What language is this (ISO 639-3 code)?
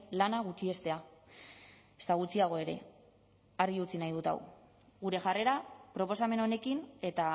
eus